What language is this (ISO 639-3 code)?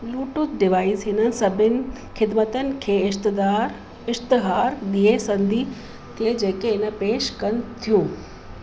snd